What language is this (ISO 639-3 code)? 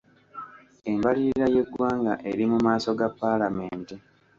lug